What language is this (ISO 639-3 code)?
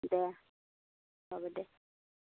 asm